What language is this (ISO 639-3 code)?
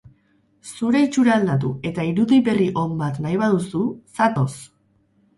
eus